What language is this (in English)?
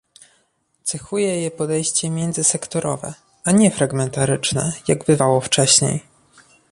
Polish